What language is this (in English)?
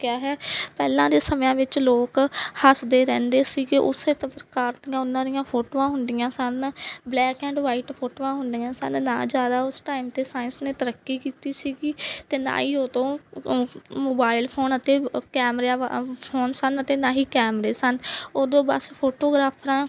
Punjabi